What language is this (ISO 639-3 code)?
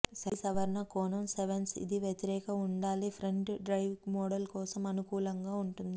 tel